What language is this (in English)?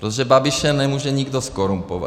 Czech